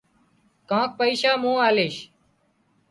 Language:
Wadiyara Koli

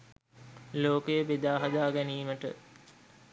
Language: Sinhala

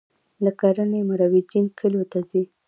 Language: Pashto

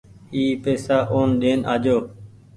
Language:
Goaria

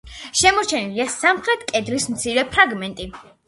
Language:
Georgian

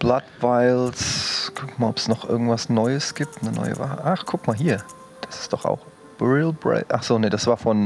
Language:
German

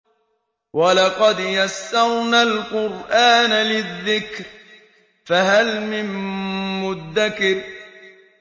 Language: Arabic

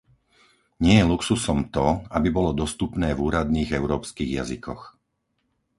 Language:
Slovak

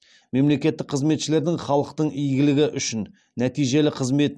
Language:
Kazakh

